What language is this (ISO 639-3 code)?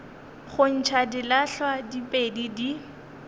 nso